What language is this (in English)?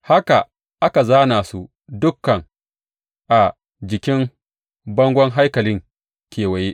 Hausa